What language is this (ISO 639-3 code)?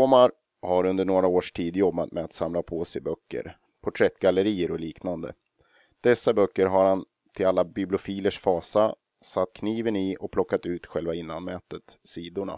swe